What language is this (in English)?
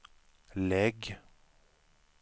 Swedish